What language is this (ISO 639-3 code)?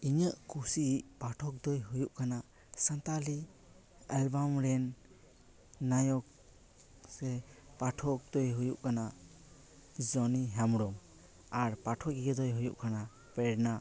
sat